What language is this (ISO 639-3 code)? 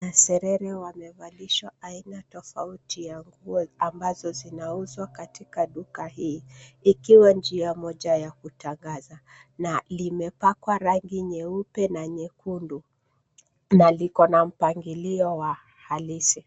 swa